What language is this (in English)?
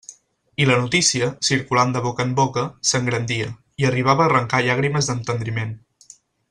Catalan